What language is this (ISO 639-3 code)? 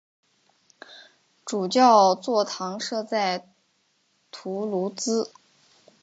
zho